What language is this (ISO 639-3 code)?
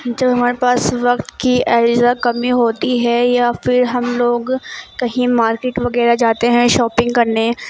urd